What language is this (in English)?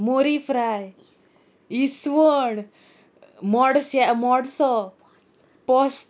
Konkani